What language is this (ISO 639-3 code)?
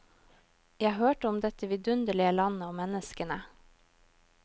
nor